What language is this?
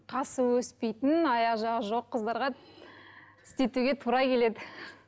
Kazakh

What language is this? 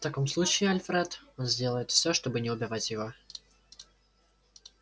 Russian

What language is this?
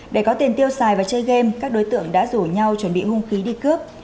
Vietnamese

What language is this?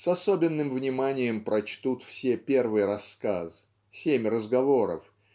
Russian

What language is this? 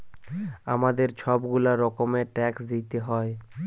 Bangla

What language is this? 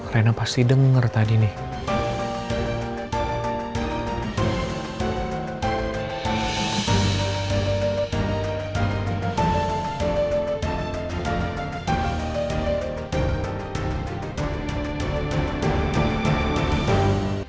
Indonesian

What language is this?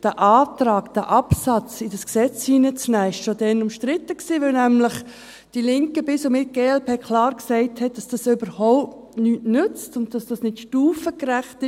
Swiss German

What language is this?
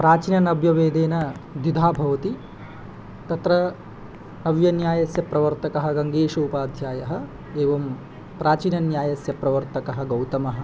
Sanskrit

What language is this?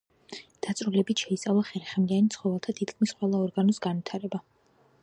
Georgian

